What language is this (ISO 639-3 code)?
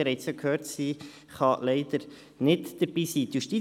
gsw